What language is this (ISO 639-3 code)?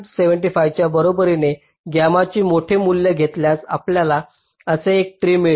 mar